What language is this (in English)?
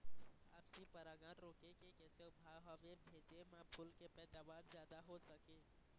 Chhattisgarhi